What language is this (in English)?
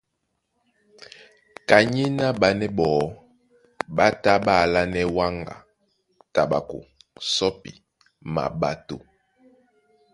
Duala